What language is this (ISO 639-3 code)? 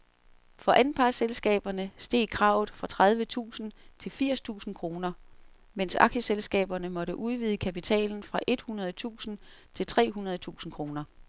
dan